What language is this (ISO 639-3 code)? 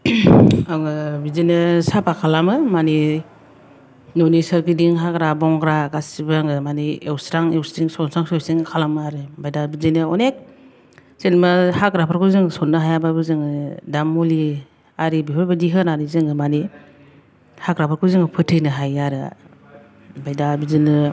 brx